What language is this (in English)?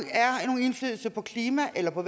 Danish